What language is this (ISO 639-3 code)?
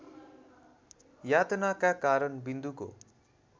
nep